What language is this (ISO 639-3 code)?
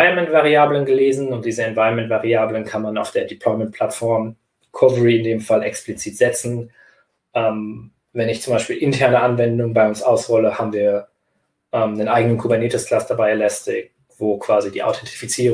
deu